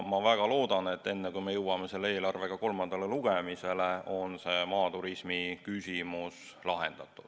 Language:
Estonian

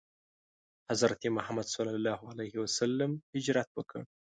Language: Pashto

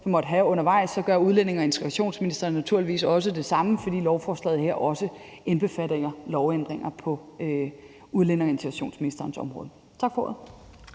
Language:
Danish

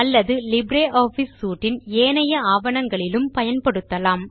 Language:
Tamil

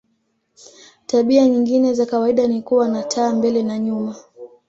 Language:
Swahili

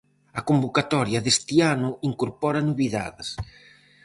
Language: Galician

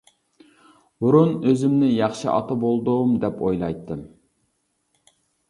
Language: Uyghur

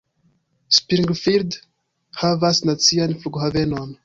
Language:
Esperanto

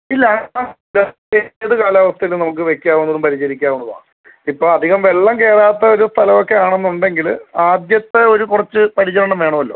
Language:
Malayalam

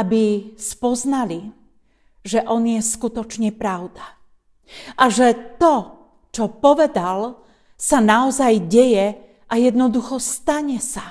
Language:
Slovak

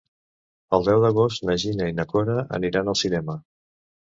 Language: Catalan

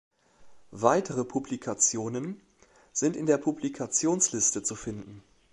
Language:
German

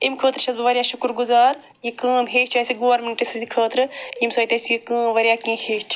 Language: Kashmiri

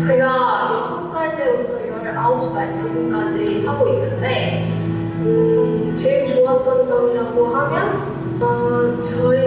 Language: Korean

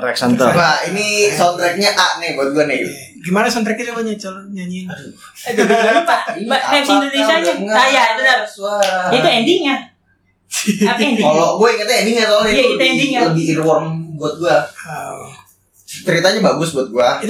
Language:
Indonesian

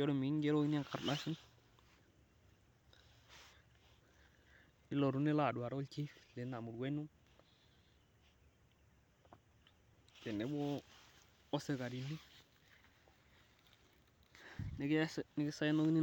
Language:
Masai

